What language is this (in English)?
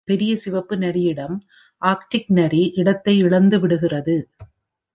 Tamil